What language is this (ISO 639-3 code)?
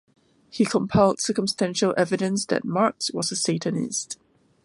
eng